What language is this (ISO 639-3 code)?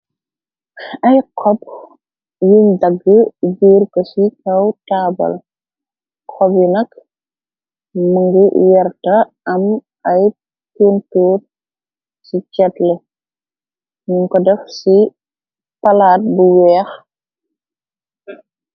wol